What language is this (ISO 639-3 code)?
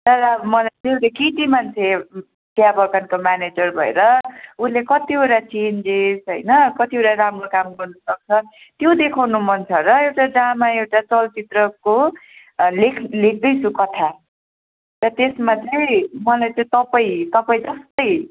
nep